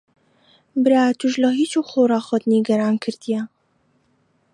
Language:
Central Kurdish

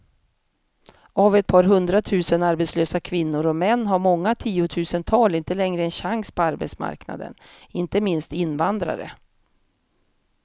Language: Swedish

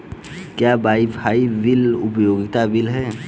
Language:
Hindi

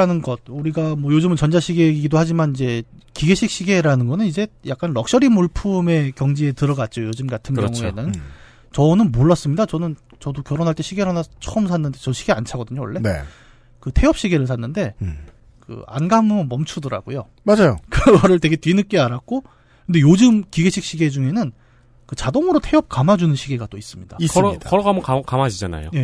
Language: Korean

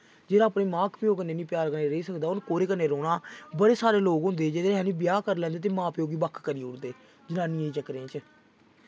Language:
Dogri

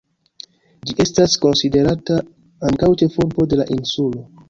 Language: Esperanto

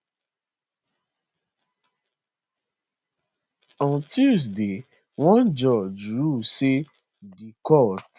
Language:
Nigerian Pidgin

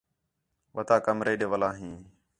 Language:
Khetrani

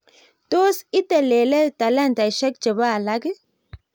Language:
Kalenjin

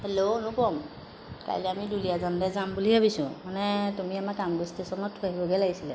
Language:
Assamese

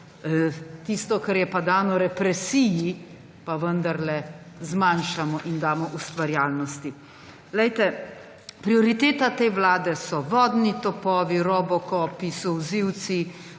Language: Slovenian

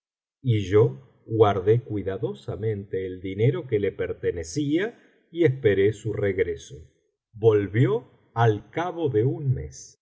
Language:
Spanish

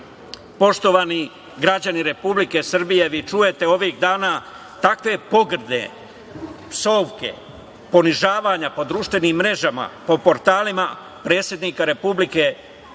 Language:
Serbian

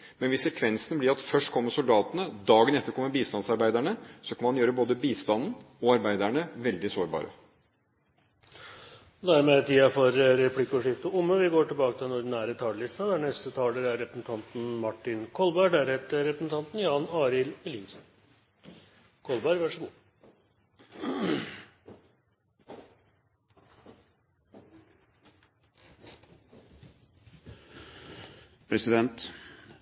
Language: Norwegian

